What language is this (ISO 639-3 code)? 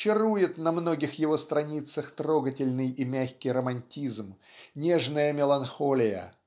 rus